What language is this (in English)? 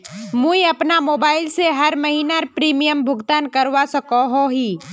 Magahi